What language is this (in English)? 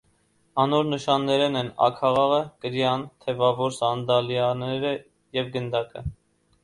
Armenian